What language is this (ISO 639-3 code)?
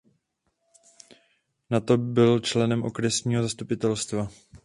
ces